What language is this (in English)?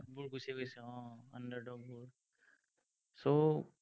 Assamese